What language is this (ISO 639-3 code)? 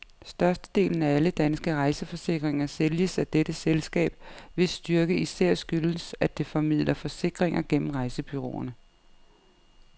dan